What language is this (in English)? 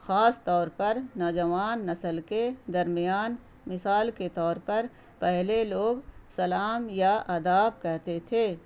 Urdu